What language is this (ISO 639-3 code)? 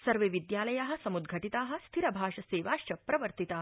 san